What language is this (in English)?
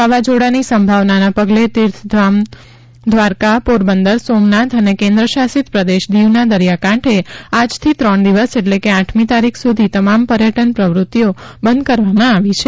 Gujarati